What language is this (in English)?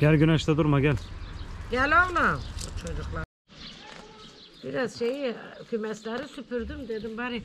Turkish